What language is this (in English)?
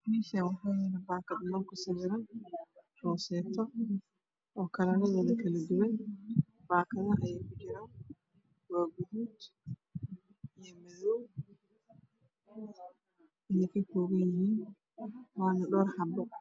Somali